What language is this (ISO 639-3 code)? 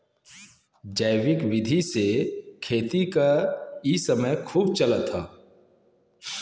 bho